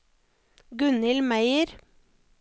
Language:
Norwegian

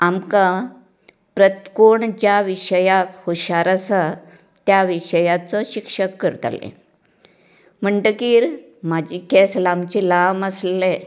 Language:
Konkani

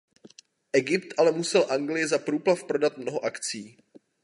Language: Czech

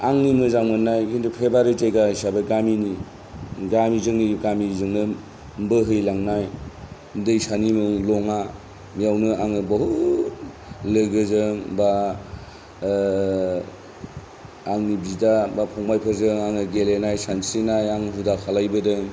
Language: Bodo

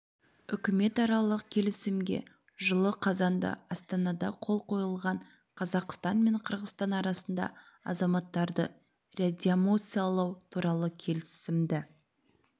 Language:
Kazakh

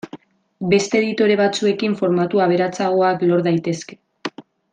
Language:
Basque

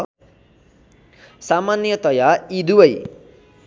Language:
Nepali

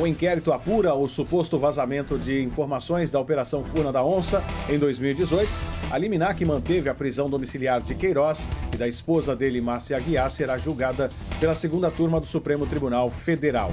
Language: Portuguese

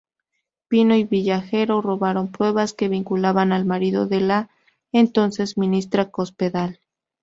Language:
Spanish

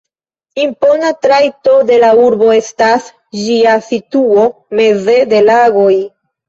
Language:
Esperanto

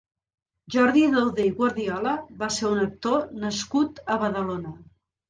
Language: Catalan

